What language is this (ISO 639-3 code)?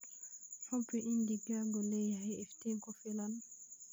som